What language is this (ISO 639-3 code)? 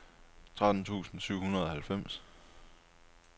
dan